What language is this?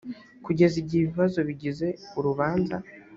Kinyarwanda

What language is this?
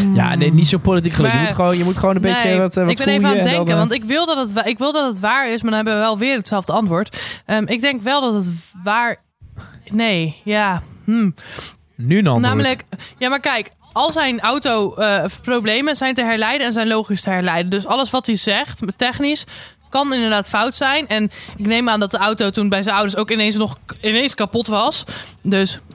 Dutch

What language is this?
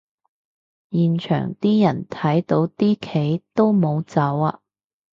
Cantonese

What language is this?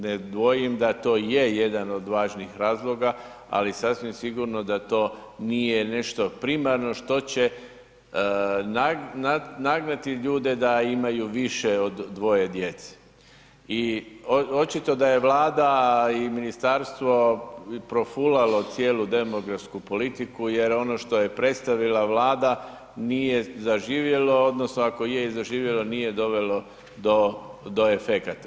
Croatian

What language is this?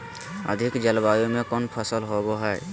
Magahi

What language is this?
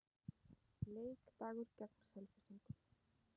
Icelandic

